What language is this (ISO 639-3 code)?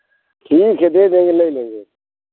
hin